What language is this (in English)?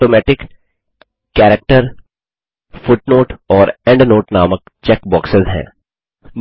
Hindi